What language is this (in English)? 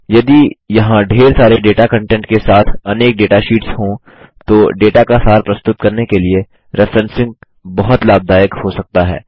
Hindi